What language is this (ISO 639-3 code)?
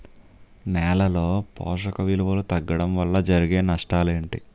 tel